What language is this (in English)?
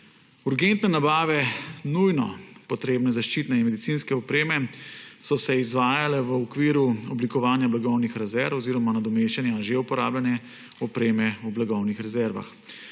Slovenian